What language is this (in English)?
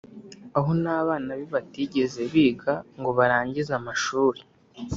Kinyarwanda